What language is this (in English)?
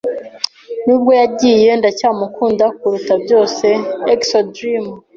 Kinyarwanda